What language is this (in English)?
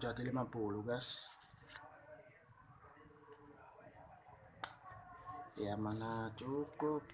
Indonesian